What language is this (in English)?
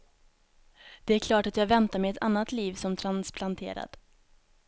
Swedish